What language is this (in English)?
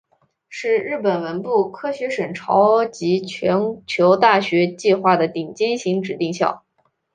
Chinese